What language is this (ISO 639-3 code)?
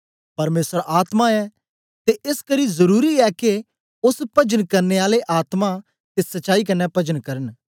doi